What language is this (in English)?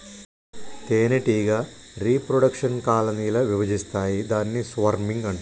Telugu